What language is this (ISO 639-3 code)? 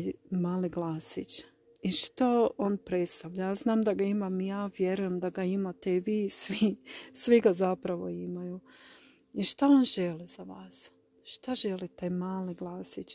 hrv